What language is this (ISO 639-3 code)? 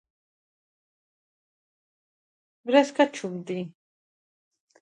kat